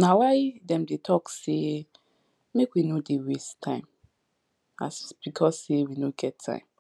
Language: Nigerian Pidgin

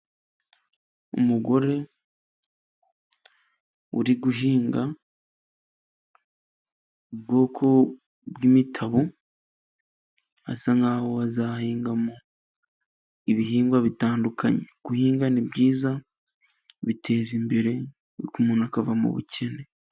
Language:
Kinyarwanda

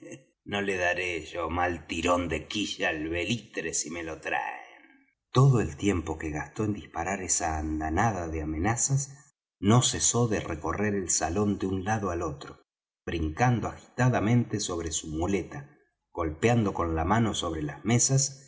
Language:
Spanish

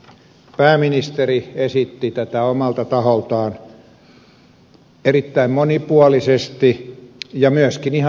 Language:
Finnish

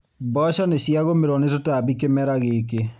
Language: Kikuyu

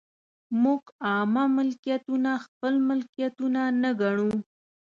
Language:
Pashto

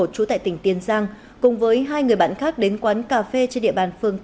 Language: Vietnamese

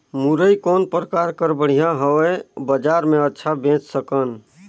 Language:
Chhattisgarhi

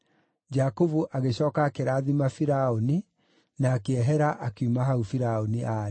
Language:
Kikuyu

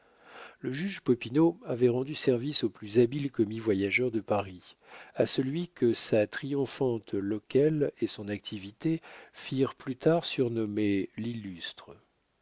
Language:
French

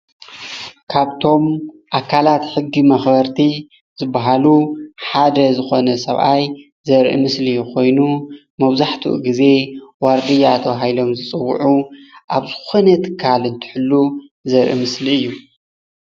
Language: Tigrinya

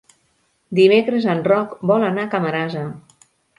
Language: Catalan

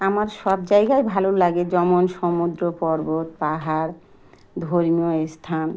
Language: Bangla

